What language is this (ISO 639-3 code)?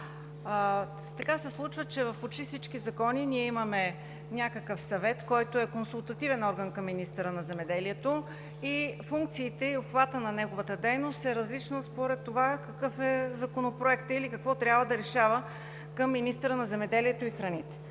bul